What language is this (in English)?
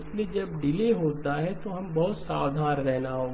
Hindi